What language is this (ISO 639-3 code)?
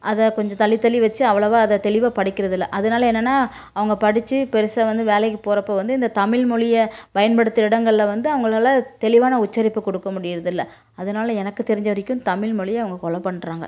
tam